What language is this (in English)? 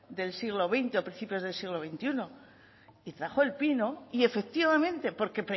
Spanish